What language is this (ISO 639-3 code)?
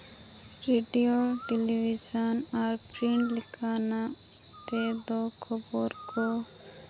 sat